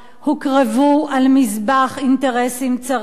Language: Hebrew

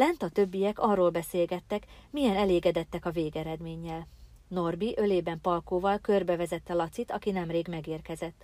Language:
Hungarian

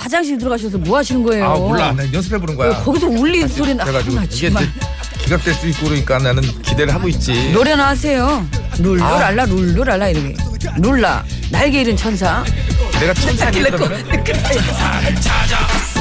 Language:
Korean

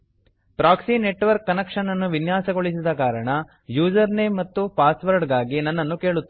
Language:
Kannada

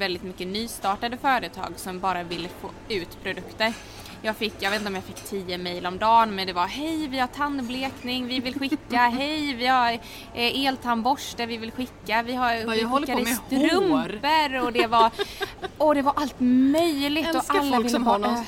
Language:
Swedish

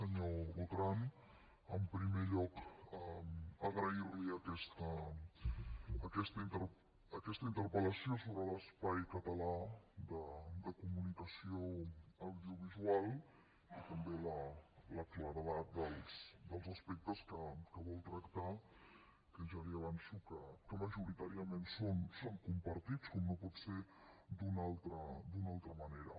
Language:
Catalan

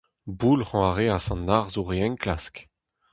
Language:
Breton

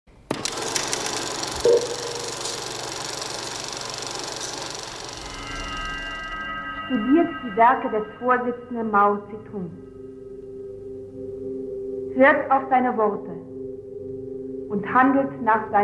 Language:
German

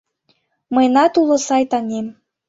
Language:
Mari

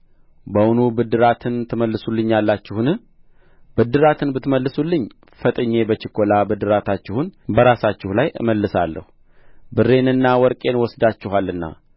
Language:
Amharic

